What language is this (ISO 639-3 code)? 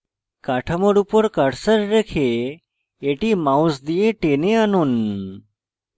ben